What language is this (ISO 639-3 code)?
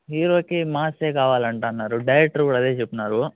tel